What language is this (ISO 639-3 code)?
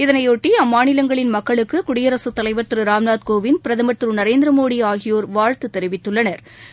tam